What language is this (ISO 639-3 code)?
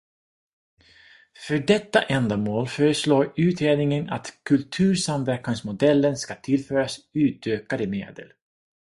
swe